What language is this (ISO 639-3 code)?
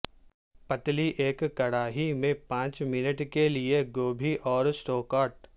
urd